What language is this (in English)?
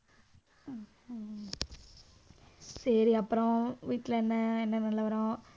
Tamil